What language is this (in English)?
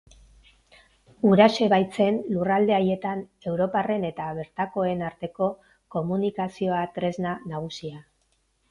Basque